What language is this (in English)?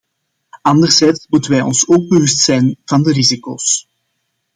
Dutch